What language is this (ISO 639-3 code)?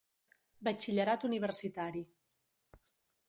cat